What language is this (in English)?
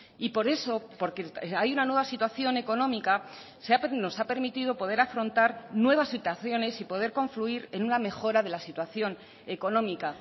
Spanish